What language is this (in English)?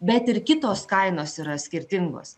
Lithuanian